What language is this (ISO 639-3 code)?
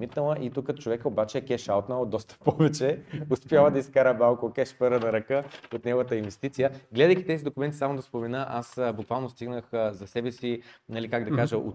bul